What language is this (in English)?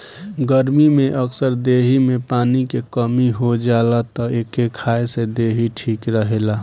Bhojpuri